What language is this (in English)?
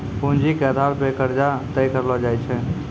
Maithili